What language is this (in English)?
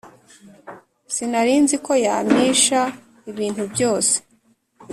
Kinyarwanda